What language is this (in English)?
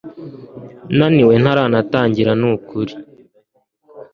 Kinyarwanda